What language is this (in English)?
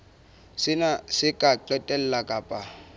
Southern Sotho